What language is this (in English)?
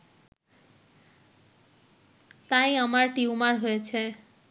Bangla